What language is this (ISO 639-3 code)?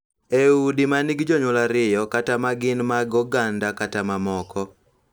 luo